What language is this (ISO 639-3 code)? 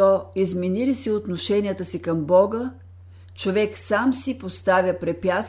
bul